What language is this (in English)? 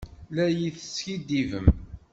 Kabyle